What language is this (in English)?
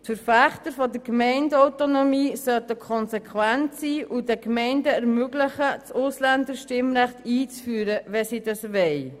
Swiss German